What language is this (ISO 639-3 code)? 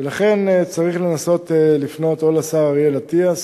heb